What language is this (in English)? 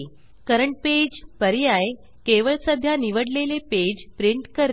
Marathi